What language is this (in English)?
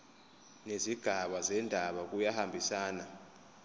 Zulu